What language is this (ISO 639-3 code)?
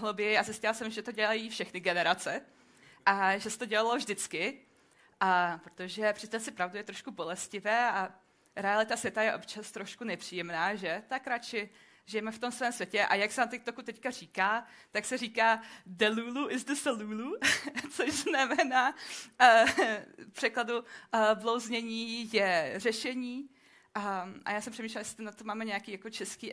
ces